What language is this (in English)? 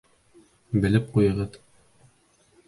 Bashkir